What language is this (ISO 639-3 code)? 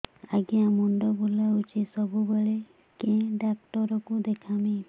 ori